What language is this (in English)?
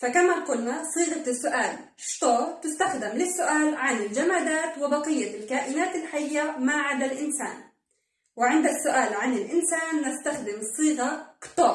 Arabic